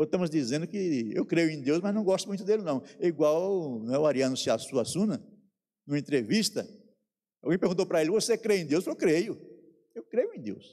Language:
Portuguese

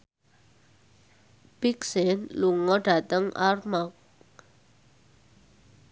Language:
Javanese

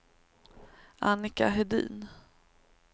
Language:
Swedish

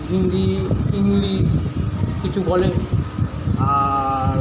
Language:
Bangla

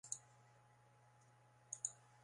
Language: Basque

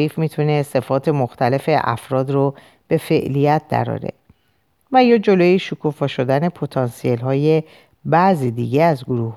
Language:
Persian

